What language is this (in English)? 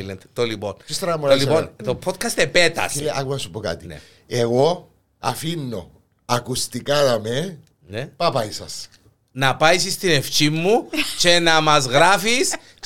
Greek